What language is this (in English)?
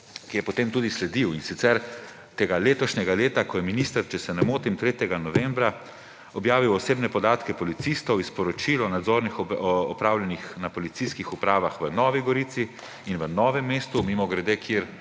Slovenian